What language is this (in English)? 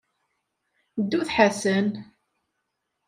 Kabyle